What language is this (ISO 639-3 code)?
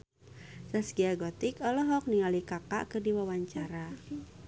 sun